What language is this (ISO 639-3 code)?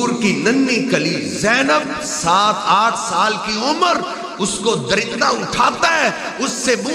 ara